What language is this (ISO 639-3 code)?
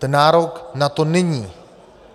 ces